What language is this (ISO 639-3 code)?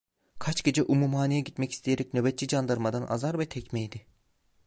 tur